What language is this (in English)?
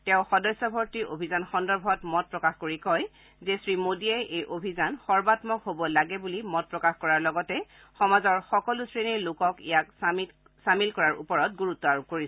Assamese